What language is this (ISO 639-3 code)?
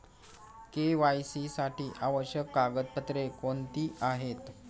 mar